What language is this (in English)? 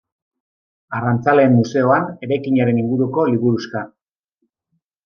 Basque